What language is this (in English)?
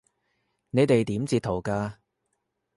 Cantonese